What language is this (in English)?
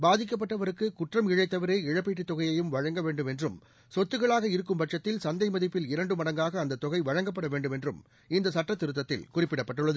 Tamil